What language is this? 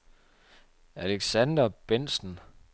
Danish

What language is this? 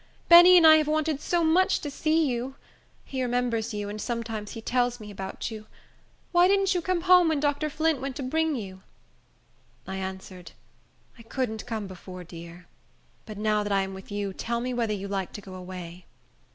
English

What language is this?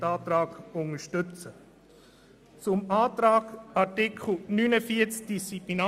Swiss German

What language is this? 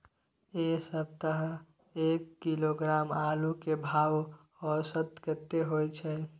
Maithili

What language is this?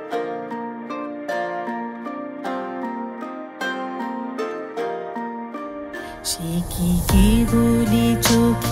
Bangla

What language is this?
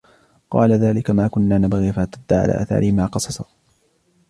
Arabic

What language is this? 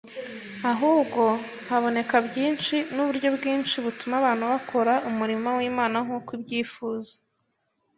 Kinyarwanda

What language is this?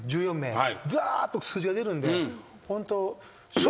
Japanese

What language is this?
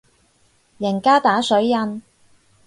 Cantonese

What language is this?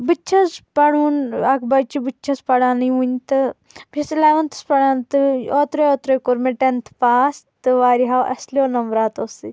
Kashmiri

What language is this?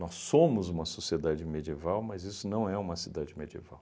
Portuguese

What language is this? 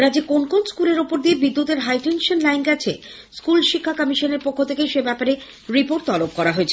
Bangla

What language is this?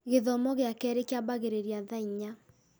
Kikuyu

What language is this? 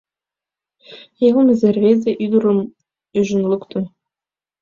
Mari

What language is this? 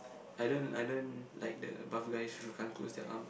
English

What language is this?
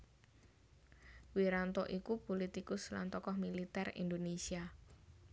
Javanese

